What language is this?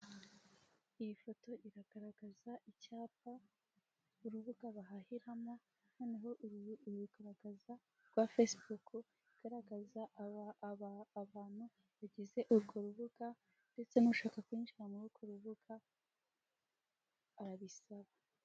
Kinyarwanda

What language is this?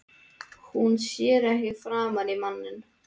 Icelandic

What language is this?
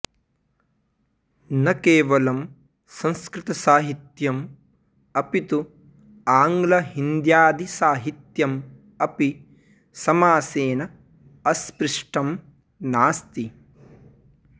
Sanskrit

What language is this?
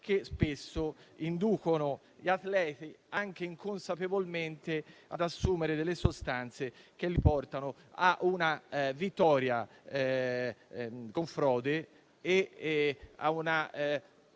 Italian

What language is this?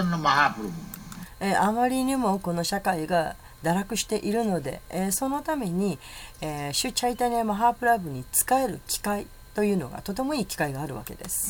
Japanese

